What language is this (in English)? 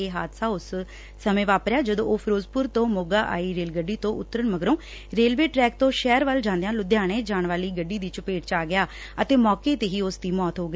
Punjabi